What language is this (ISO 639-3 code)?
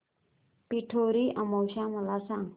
mar